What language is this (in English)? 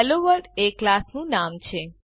Gujarati